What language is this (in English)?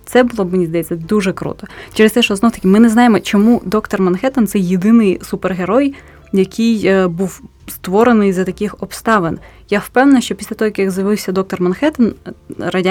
Ukrainian